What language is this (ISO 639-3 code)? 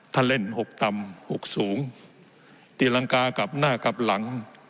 tha